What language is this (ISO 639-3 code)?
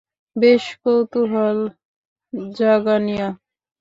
ben